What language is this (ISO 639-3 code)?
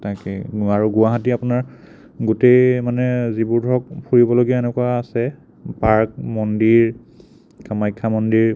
asm